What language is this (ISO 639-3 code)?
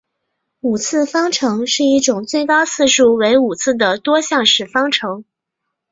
zho